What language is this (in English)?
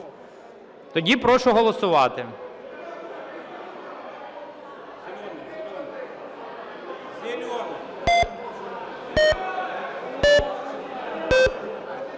Ukrainian